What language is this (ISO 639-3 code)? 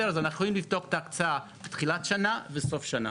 heb